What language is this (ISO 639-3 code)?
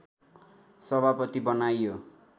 nep